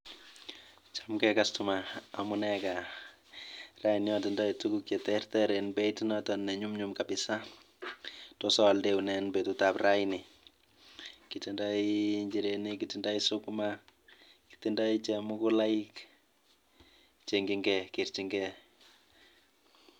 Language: Kalenjin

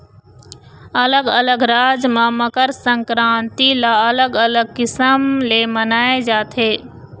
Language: Chhattisgarhi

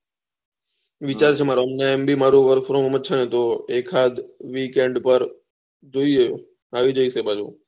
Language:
Gujarati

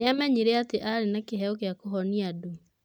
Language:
Kikuyu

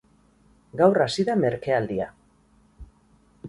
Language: Basque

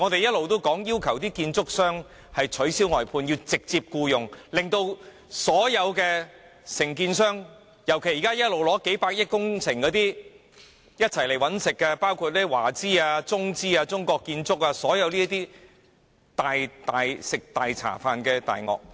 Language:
Cantonese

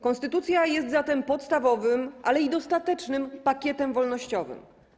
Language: Polish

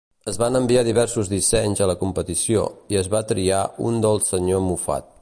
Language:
Catalan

